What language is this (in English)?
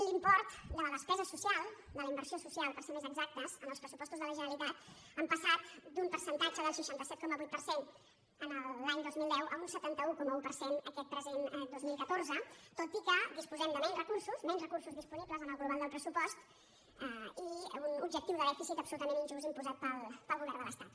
Catalan